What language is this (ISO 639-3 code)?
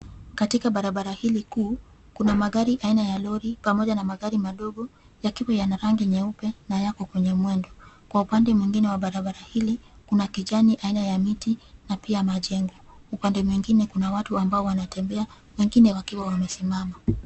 swa